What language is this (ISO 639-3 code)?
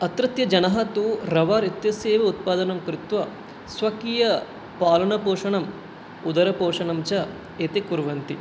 san